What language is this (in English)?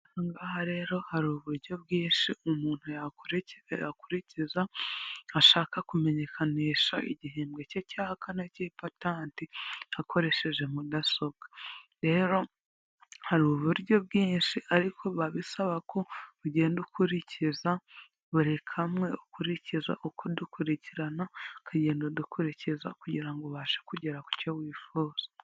Kinyarwanda